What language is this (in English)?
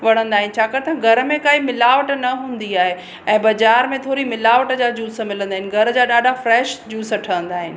Sindhi